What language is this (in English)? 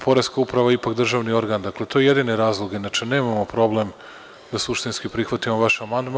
Serbian